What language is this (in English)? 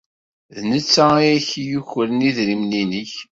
Kabyle